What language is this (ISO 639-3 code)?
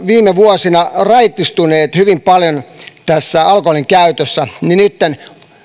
fin